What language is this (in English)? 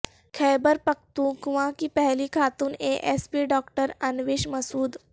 Urdu